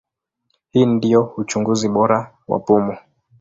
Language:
Swahili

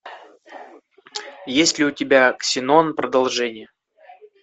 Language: Russian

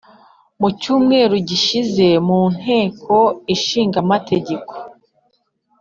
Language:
Kinyarwanda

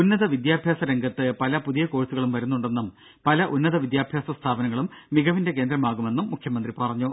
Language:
Malayalam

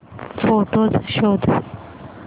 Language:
Marathi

